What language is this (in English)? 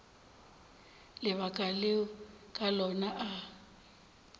Northern Sotho